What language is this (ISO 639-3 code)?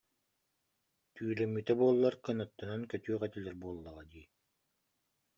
sah